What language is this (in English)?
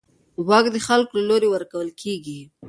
Pashto